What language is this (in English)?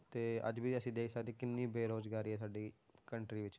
Punjabi